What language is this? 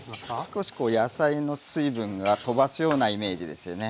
Japanese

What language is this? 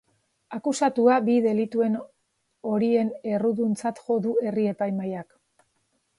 Basque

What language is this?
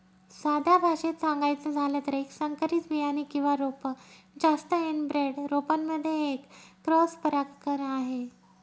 Marathi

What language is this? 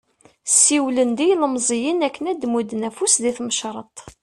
Kabyle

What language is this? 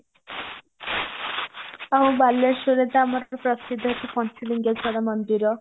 Odia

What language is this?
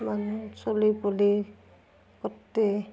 Assamese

